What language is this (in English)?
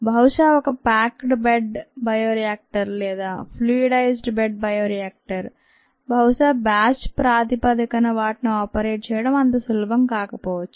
Telugu